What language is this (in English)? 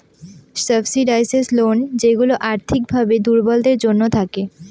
Bangla